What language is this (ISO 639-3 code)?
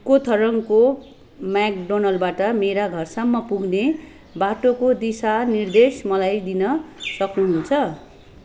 nep